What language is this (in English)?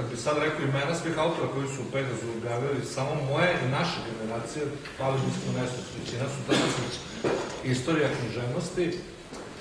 Bulgarian